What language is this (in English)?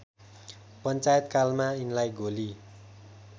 Nepali